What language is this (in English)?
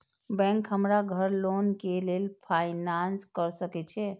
Maithili